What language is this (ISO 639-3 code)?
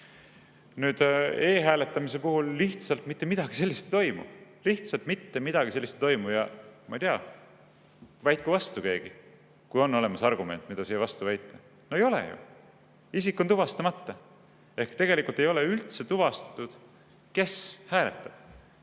est